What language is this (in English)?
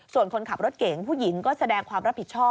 Thai